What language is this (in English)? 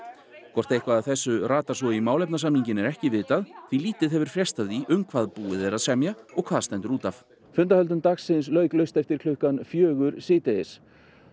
Icelandic